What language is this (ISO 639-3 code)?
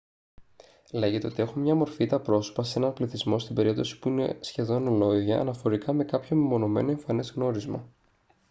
ell